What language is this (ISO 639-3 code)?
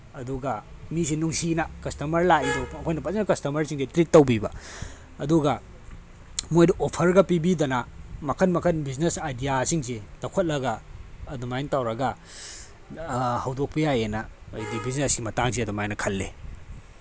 mni